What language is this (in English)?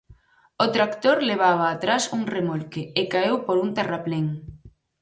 Galician